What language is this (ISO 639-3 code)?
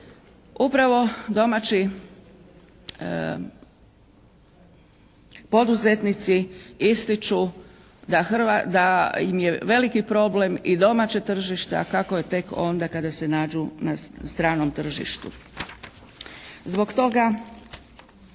hrv